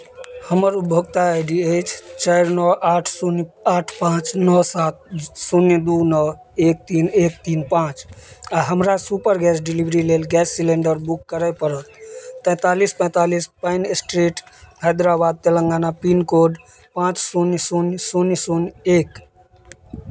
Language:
Maithili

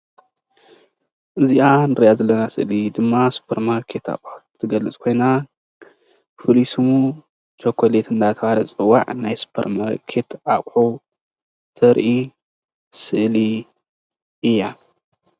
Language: Tigrinya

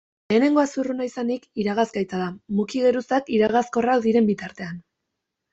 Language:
Basque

